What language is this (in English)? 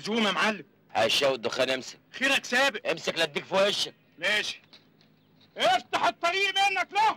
Arabic